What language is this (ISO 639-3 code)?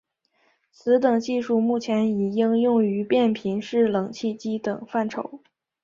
zho